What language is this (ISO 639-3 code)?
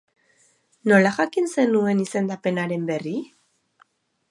eus